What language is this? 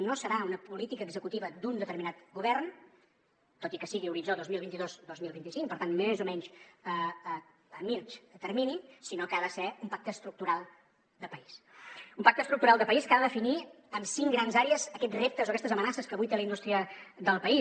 Catalan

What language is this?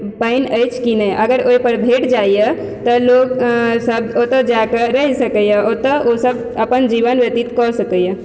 Maithili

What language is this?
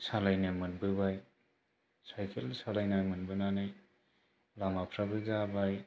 Bodo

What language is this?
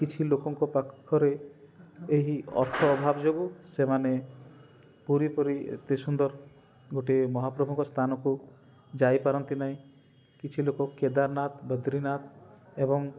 Odia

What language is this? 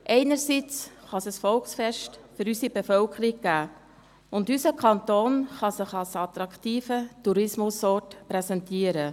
Swiss German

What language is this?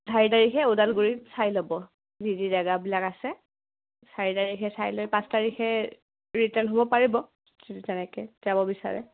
Assamese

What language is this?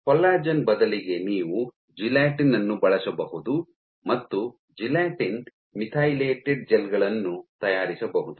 Kannada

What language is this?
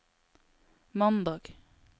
Norwegian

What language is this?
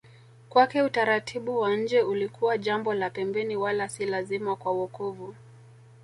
Swahili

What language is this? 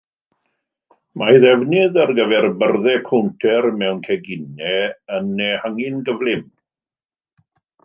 Welsh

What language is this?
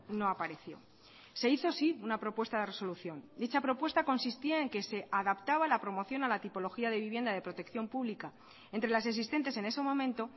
Spanish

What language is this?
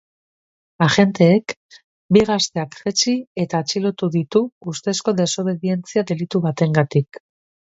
Basque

